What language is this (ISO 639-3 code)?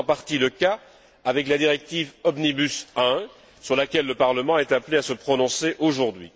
fra